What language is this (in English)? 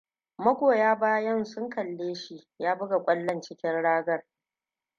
Hausa